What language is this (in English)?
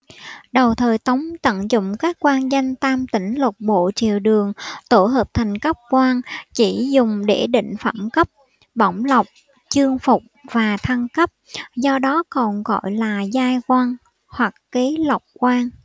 Vietnamese